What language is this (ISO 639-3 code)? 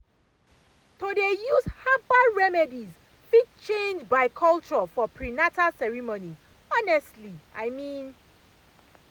pcm